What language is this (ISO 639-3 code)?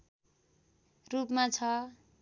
nep